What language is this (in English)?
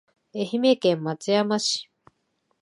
Japanese